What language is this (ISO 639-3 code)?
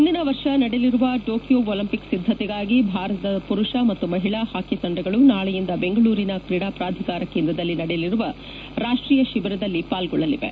kan